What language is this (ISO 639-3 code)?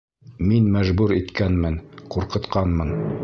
bak